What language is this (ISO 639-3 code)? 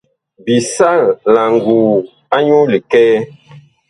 bkh